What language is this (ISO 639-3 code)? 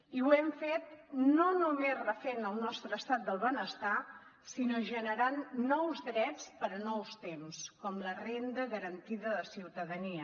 cat